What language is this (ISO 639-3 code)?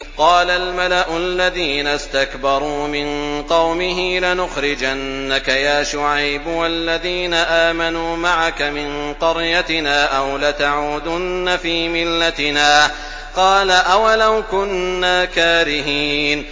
ara